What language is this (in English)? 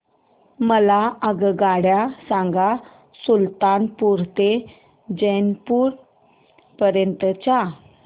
Marathi